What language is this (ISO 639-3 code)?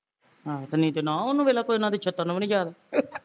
pan